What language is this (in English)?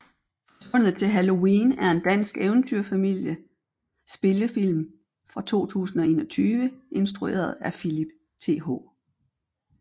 Danish